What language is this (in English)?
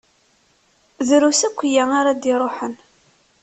Kabyle